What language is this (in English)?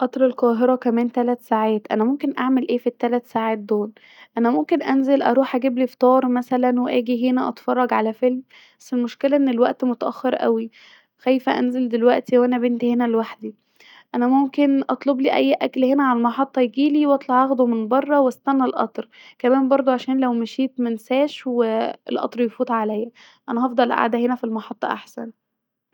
Egyptian Arabic